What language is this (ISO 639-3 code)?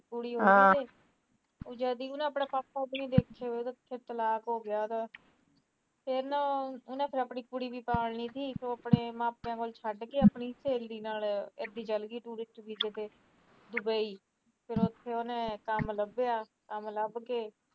pan